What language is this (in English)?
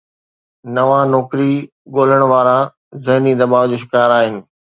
Sindhi